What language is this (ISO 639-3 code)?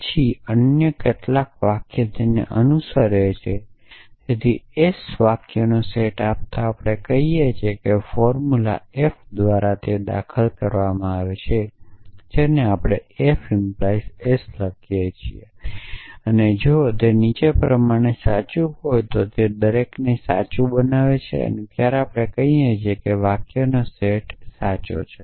guj